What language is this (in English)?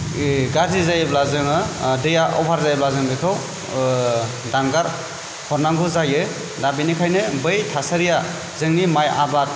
Bodo